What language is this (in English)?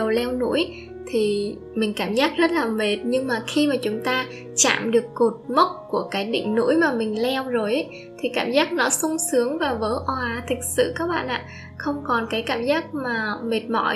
Vietnamese